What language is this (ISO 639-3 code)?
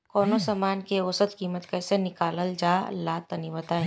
bho